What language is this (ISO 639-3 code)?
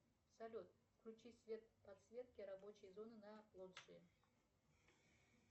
rus